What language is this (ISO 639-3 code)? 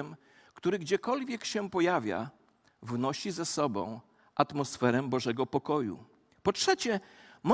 pol